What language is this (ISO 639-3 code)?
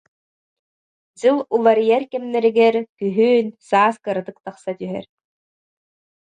sah